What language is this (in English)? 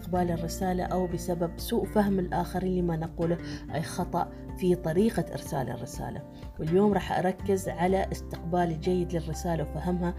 Arabic